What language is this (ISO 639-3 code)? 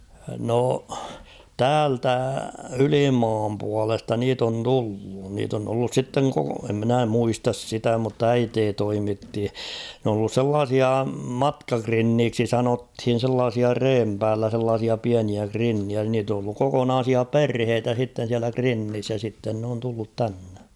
fin